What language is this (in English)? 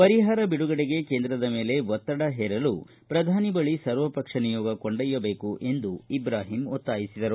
Kannada